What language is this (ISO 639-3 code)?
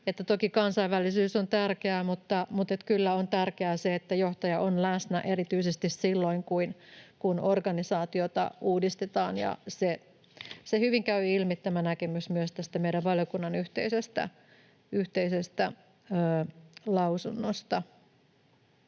fin